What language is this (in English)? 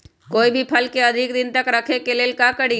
Magahi